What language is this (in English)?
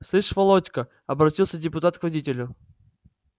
Russian